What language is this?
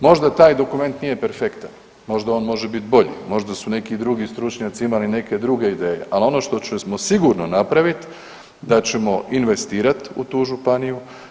Croatian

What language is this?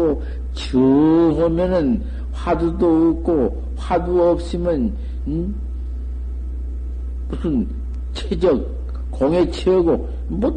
Korean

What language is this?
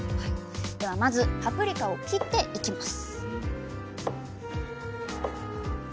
Japanese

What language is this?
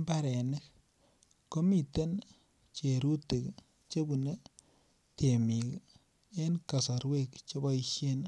Kalenjin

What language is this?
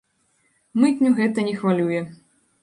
Belarusian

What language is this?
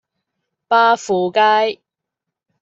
Cantonese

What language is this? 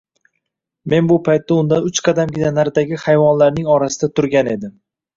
Uzbek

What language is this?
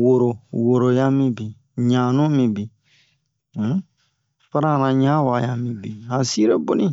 Bomu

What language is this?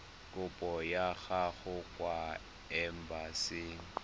Tswana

